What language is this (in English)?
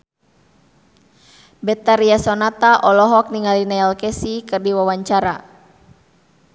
Sundanese